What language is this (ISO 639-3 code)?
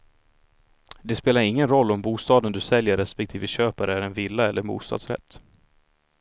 swe